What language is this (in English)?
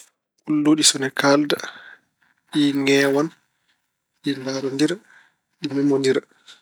Fula